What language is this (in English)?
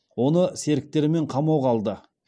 Kazakh